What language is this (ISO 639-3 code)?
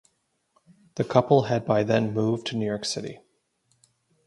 eng